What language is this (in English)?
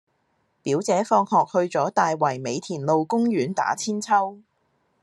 Cantonese